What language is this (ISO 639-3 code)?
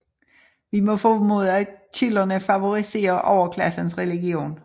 dan